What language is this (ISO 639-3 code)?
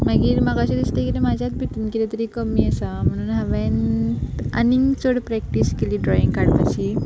kok